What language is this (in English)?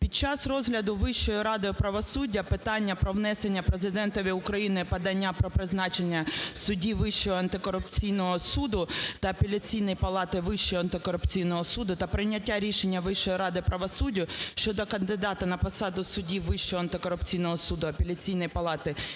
Ukrainian